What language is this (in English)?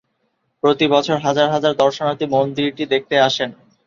Bangla